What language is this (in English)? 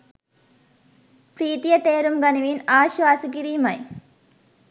Sinhala